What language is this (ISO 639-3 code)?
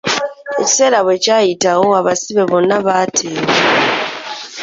lug